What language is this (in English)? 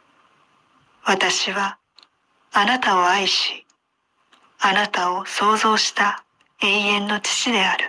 Japanese